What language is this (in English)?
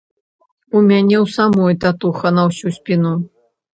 Belarusian